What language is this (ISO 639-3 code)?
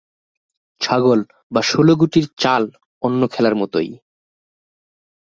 ben